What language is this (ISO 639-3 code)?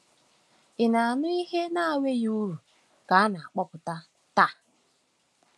ibo